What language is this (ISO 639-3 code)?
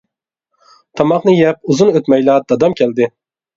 uig